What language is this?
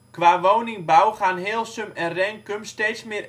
Dutch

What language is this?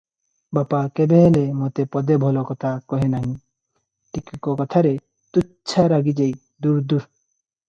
Odia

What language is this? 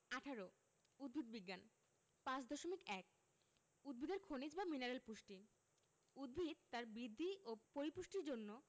Bangla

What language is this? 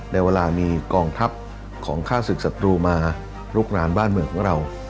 Thai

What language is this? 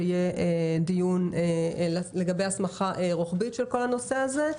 Hebrew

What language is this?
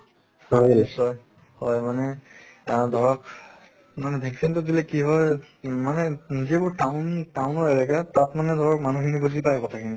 Assamese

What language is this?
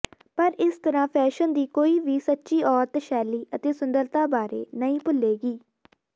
Punjabi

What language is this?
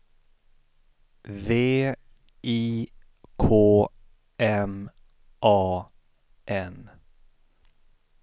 Swedish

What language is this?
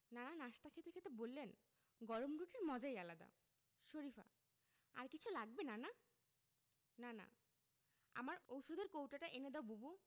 Bangla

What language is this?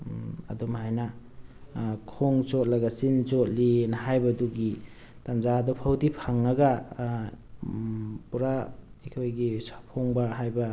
Manipuri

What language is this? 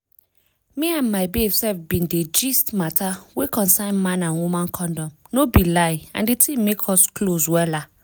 Nigerian Pidgin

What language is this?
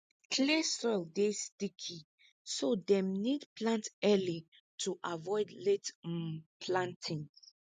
Nigerian Pidgin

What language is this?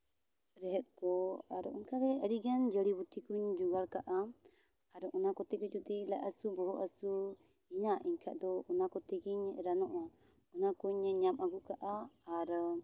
Santali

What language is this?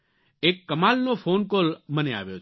Gujarati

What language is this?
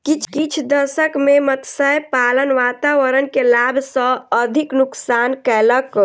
Maithili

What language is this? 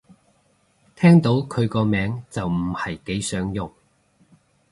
Cantonese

